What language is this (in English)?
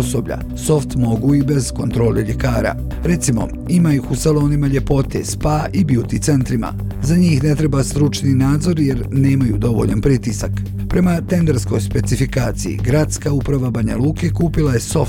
Croatian